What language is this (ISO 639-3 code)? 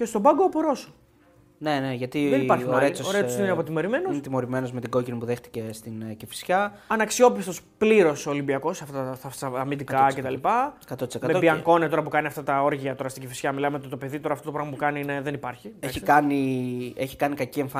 ell